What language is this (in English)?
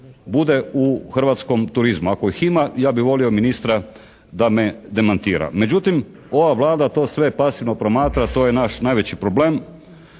Croatian